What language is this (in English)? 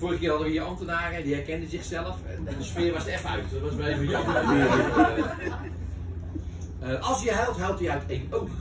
Dutch